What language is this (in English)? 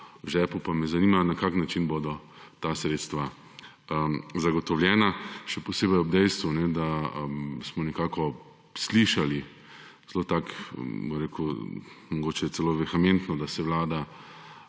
Slovenian